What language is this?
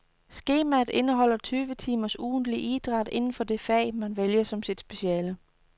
Danish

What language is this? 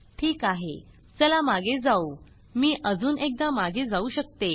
Marathi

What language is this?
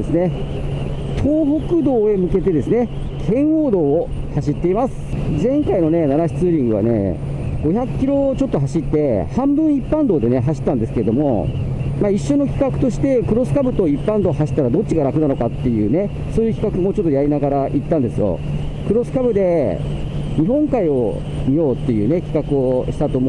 Japanese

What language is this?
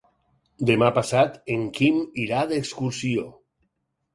Catalan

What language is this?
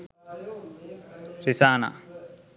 Sinhala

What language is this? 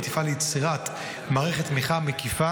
Hebrew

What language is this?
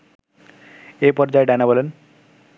Bangla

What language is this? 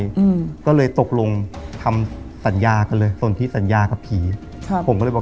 Thai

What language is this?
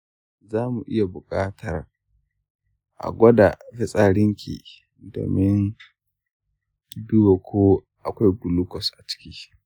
Hausa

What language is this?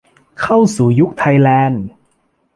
Thai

